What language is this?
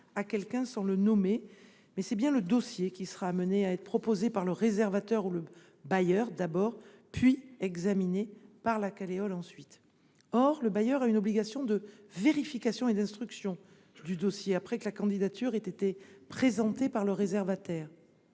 French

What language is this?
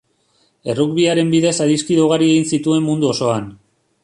Basque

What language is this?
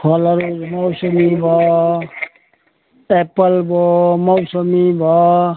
Nepali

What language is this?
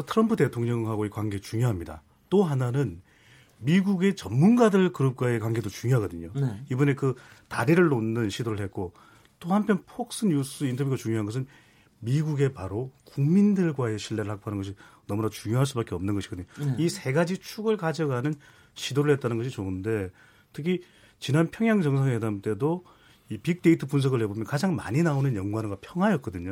Korean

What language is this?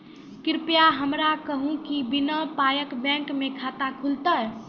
Maithili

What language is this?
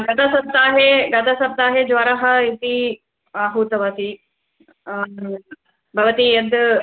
Sanskrit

